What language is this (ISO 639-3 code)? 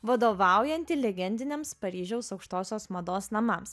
lit